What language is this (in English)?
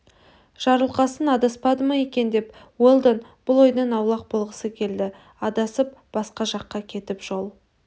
Kazakh